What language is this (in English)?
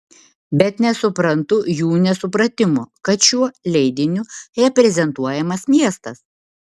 Lithuanian